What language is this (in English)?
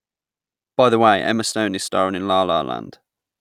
English